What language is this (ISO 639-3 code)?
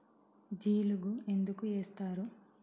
tel